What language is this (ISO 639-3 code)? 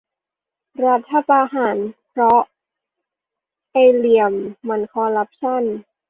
tha